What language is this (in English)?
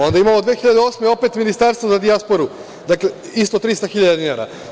Serbian